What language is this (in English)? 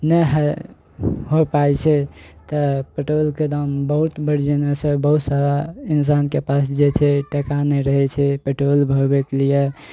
Maithili